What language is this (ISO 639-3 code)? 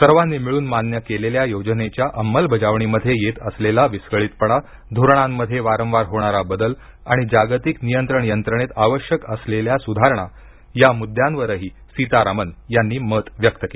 mar